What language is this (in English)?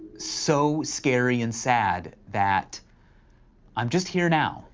English